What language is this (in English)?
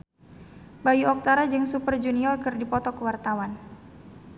Sundanese